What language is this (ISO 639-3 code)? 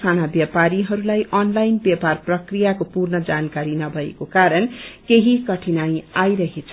nep